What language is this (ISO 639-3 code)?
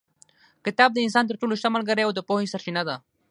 pus